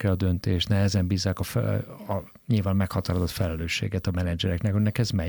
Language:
Hungarian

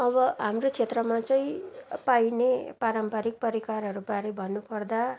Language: Nepali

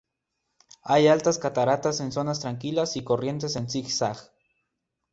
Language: Spanish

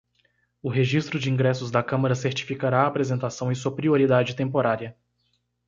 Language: Portuguese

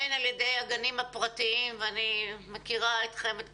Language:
Hebrew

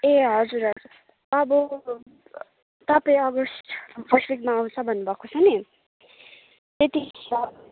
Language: Nepali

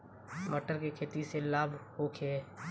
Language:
Bhojpuri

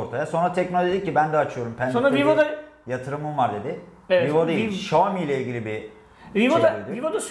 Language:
Turkish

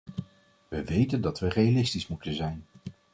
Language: Dutch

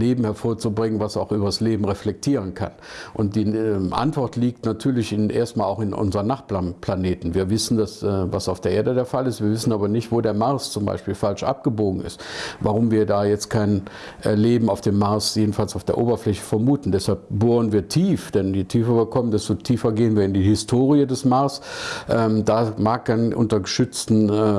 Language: German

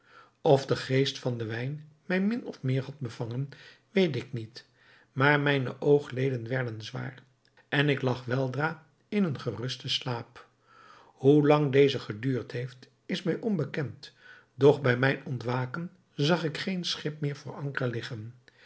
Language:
Dutch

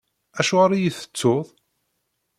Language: Kabyle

